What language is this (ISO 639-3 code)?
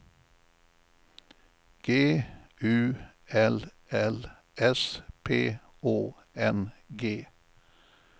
swe